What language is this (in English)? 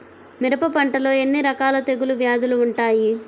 Telugu